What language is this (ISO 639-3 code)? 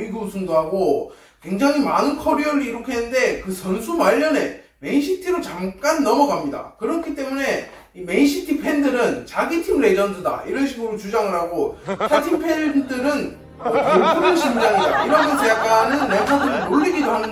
kor